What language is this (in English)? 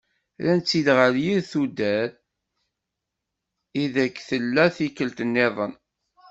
Kabyle